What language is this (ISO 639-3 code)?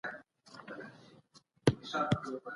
pus